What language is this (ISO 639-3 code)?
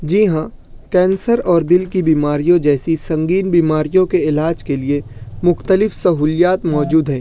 urd